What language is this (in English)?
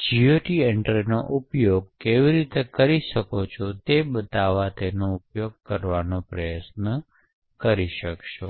Gujarati